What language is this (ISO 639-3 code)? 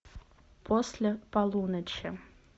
rus